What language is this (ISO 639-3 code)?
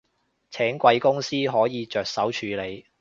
yue